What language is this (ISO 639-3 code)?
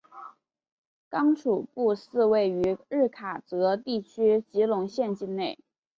zho